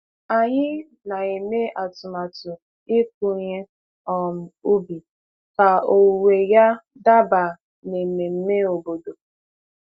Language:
Igbo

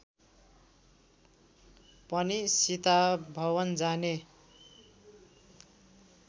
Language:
Nepali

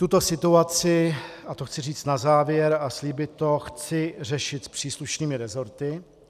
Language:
Czech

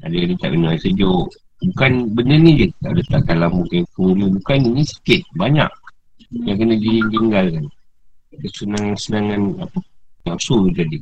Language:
Malay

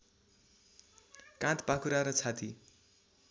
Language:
Nepali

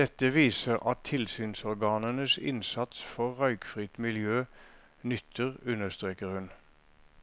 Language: Norwegian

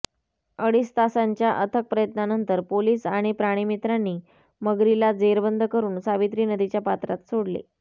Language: Marathi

